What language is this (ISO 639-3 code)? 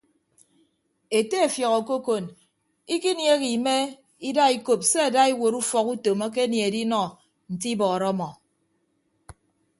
ibb